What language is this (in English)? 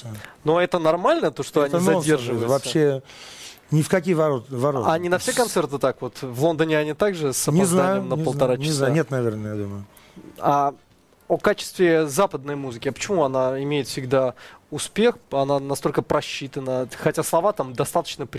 Russian